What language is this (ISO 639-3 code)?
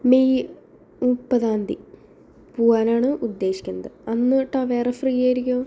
mal